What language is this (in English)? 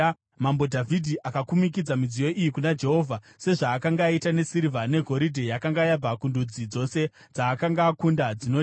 Shona